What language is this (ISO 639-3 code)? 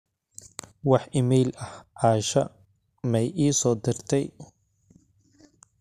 som